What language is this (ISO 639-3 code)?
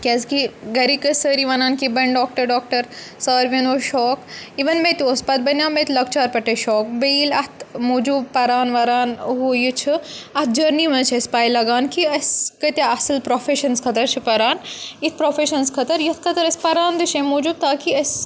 kas